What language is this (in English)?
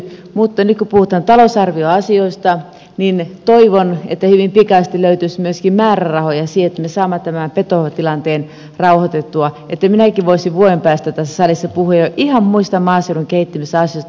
Finnish